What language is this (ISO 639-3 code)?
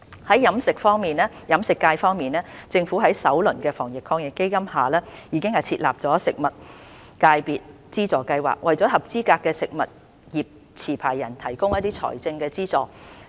yue